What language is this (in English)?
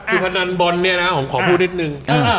Thai